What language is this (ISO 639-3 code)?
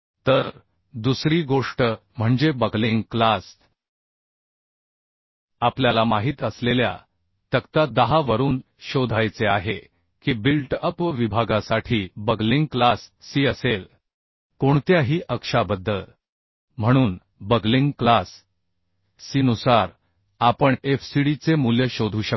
mar